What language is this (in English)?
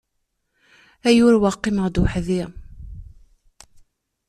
Kabyle